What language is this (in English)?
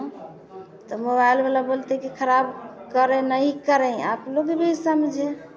Hindi